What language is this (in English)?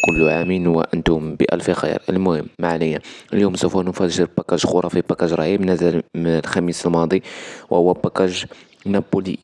Arabic